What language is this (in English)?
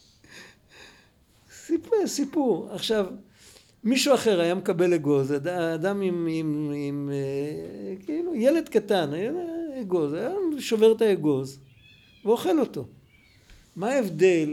Hebrew